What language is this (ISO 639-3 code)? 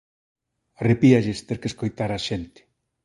glg